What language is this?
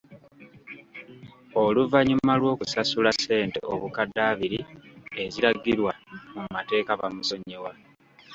Ganda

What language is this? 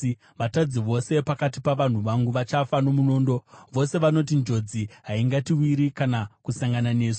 Shona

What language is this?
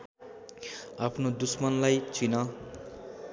Nepali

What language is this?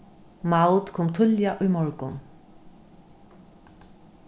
Faroese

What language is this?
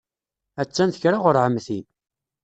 Kabyle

